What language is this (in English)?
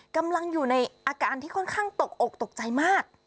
Thai